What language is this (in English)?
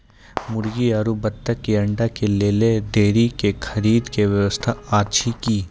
Maithili